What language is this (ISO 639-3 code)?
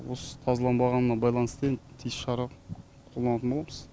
kaz